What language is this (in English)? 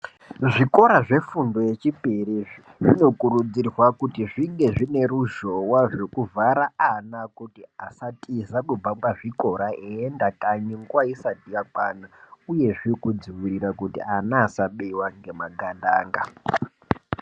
Ndau